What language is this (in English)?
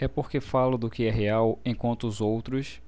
Portuguese